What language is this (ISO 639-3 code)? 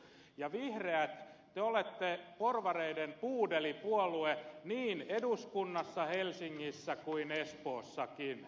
fin